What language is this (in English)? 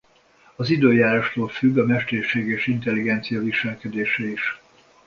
Hungarian